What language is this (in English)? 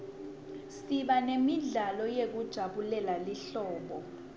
Swati